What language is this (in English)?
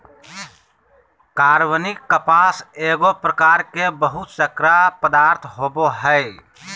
Magahi